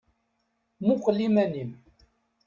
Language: Kabyle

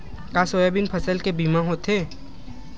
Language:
Chhattisgarhi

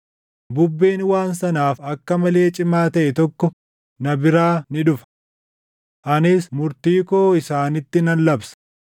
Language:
Oromo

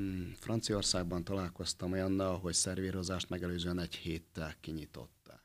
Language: Hungarian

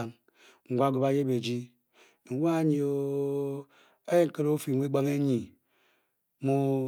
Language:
Bokyi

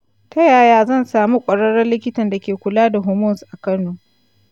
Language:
Hausa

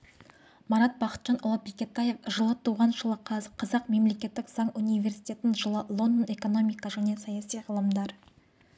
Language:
Kazakh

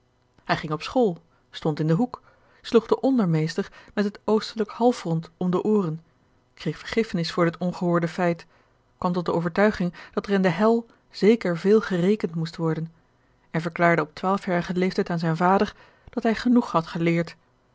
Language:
Dutch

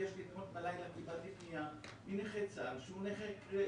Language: Hebrew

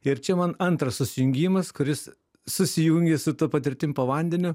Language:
Lithuanian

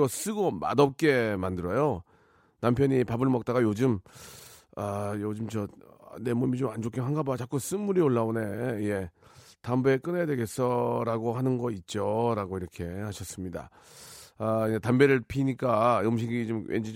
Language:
Korean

